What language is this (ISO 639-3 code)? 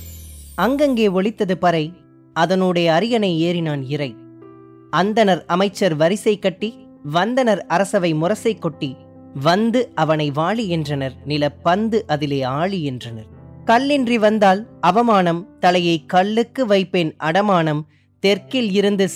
tam